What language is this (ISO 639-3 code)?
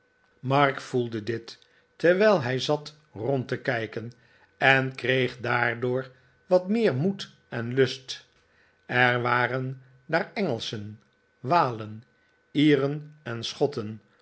nld